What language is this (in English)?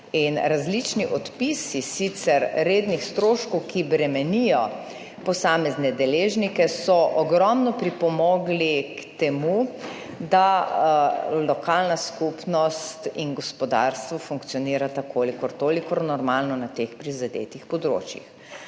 Slovenian